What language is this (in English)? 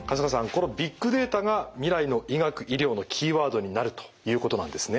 Japanese